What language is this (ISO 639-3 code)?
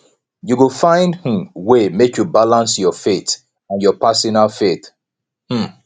pcm